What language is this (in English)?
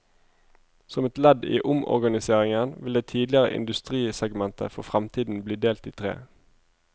Norwegian